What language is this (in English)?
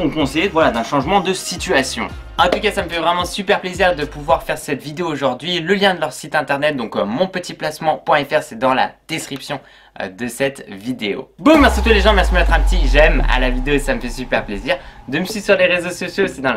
French